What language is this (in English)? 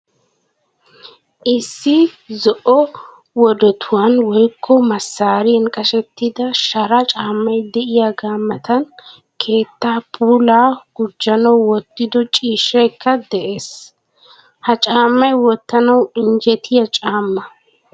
Wolaytta